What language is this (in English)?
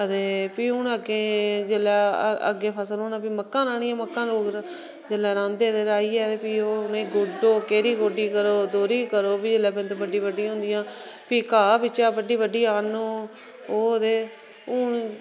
Dogri